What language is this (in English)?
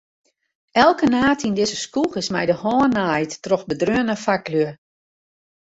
Western Frisian